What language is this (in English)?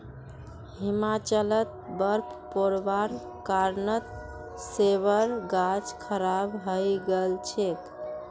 Magahi